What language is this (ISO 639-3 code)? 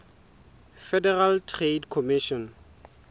sot